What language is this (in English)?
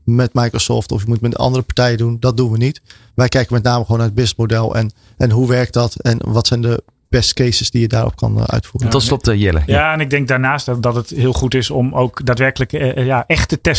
Dutch